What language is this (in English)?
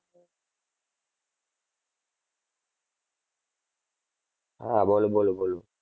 Gujarati